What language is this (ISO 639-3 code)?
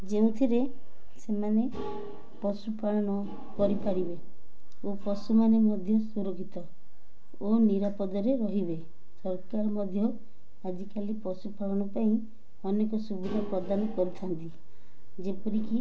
ori